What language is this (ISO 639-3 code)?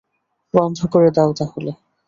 ben